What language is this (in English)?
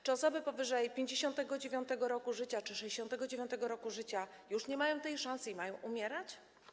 Polish